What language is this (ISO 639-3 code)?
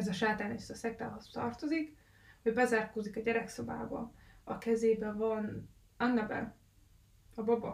hun